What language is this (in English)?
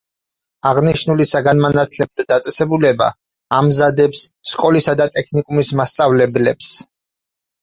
Georgian